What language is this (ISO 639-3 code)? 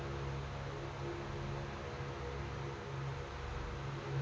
kan